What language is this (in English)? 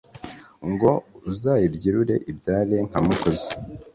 Kinyarwanda